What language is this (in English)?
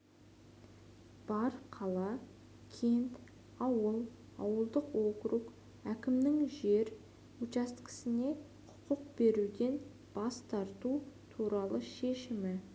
Kazakh